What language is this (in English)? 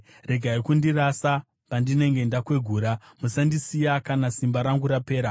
Shona